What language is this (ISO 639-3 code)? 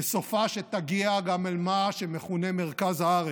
heb